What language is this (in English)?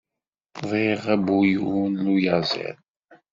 Kabyle